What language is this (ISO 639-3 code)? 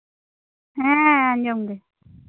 sat